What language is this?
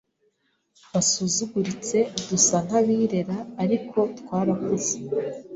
Kinyarwanda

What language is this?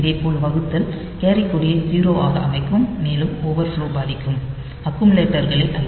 Tamil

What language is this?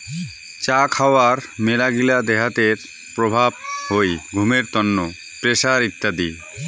Bangla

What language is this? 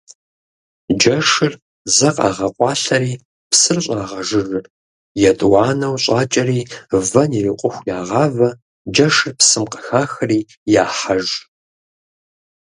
Kabardian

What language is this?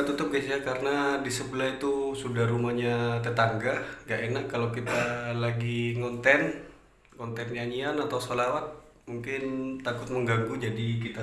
Indonesian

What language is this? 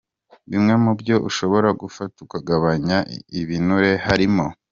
Kinyarwanda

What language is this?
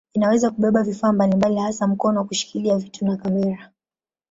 Swahili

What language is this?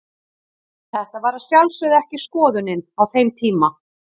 Icelandic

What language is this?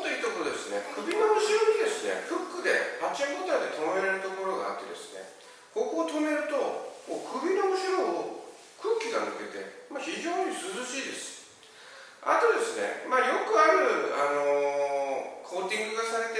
Japanese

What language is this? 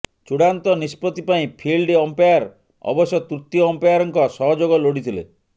Odia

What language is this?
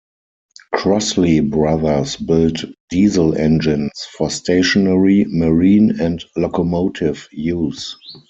English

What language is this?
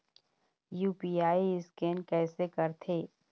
Chhattisgarhi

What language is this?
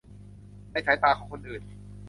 Thai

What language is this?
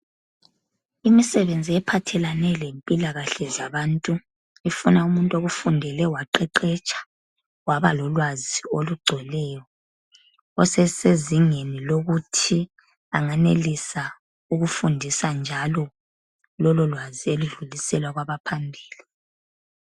North Ndebele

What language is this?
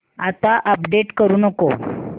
Marathi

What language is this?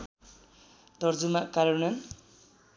Nepali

